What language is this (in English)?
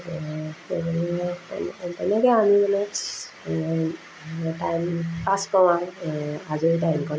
Assamese